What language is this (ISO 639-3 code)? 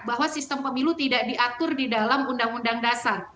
ind